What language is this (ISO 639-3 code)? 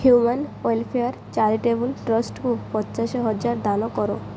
ori